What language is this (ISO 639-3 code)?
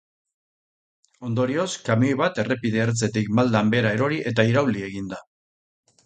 eus